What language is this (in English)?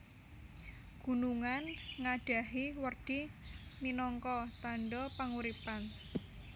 Javanese